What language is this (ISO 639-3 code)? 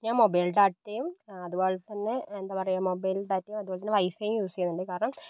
mal